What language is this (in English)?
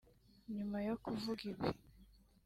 Kinyarwanda